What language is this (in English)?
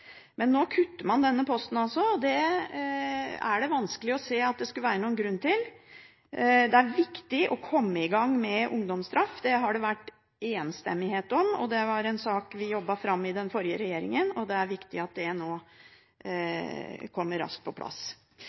Norwegian Bokmål